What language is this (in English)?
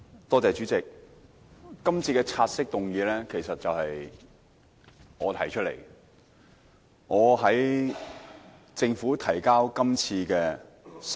Cantonese